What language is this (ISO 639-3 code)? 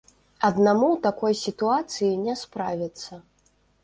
bel